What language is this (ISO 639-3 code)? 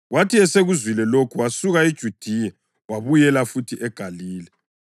nde